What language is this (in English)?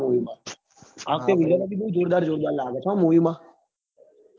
Gujarati